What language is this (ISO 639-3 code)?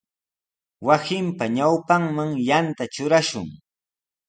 qws